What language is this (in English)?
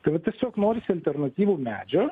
Lithuanian